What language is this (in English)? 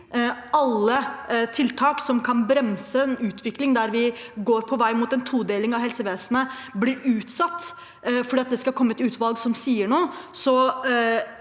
Norwegian